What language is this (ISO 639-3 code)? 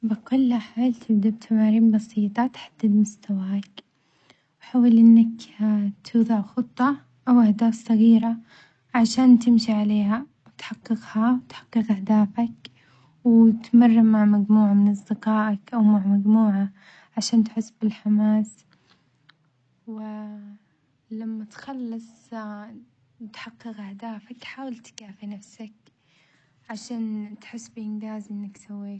acx